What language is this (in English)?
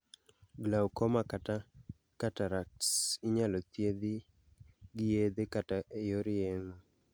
Luo (Kenya and Tanzania)